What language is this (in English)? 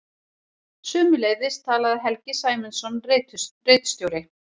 Icelandic